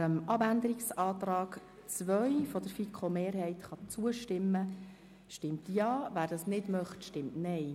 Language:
Swiss German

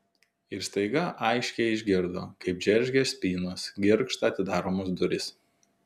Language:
Lithuanian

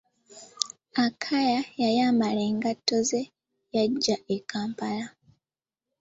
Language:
Ganda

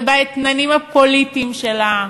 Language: Hebrew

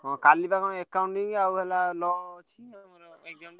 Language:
Odia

